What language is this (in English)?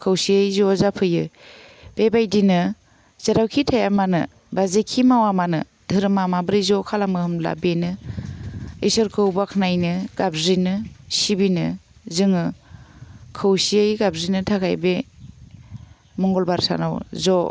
Bodo